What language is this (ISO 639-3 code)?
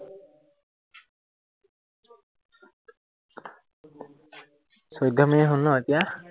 asm